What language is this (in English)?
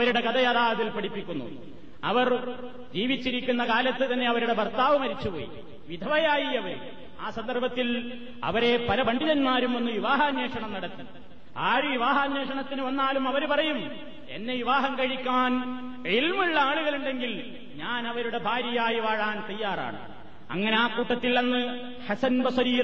Malayalam